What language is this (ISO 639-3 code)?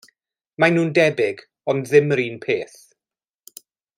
cym